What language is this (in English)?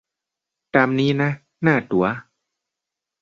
Thai